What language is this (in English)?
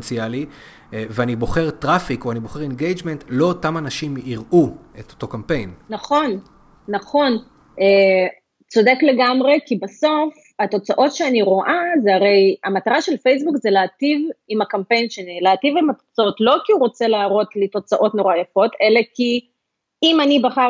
Hebrew